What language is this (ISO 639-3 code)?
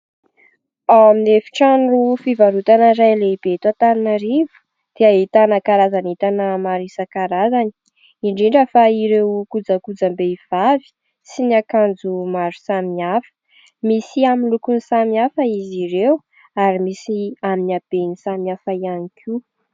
mlg